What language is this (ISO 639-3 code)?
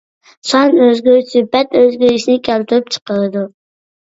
uig